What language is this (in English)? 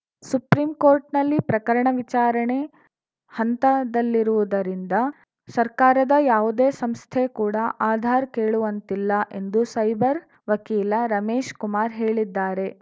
Kannada